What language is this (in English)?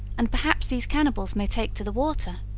English